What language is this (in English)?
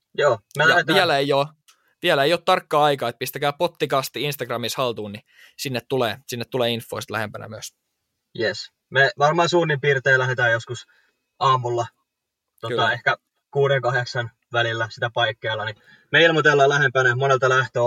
Finnish